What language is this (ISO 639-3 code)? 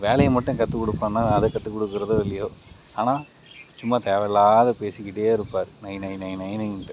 tam